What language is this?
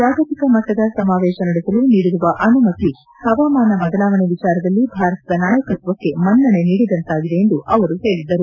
Kannada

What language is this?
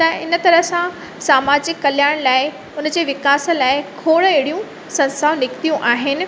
Sindhi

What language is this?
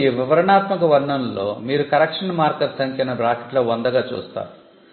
Telugu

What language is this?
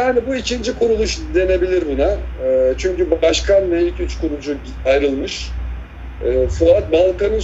Turkish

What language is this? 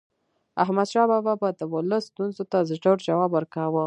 Pashto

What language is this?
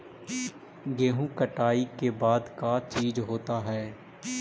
Magahi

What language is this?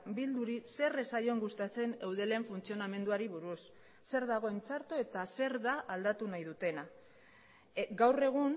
Basque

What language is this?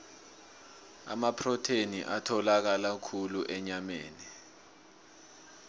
South Ndebele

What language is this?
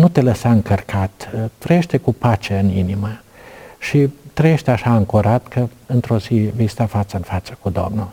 Romanian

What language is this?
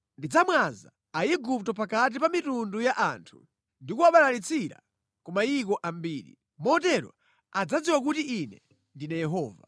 Nyanja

